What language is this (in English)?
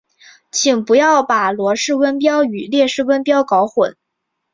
Chinese